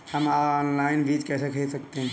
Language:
Hindi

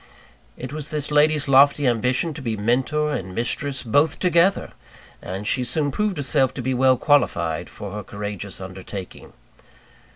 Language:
English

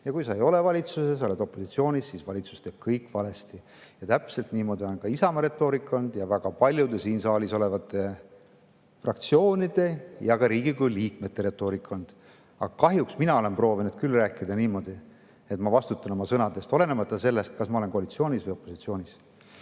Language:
Estonian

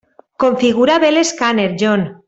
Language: Catalan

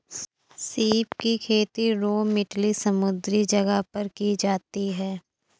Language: Hindi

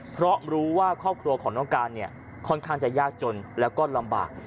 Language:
Thai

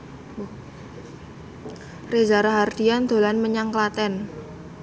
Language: Javanese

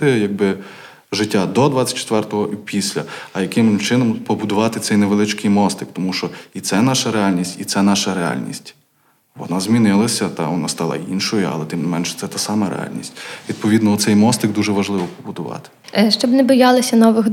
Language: Ukrainian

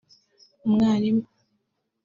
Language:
Kinyarwanda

